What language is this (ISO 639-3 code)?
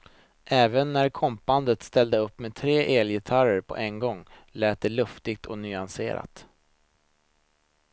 swe